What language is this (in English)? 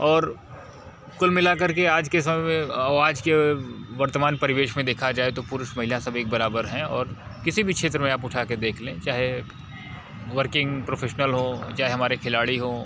Hindi